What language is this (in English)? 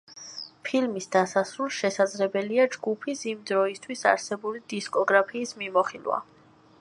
Georgian